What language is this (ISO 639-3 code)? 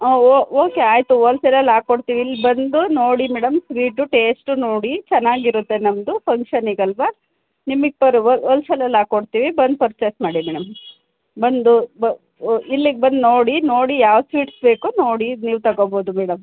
kan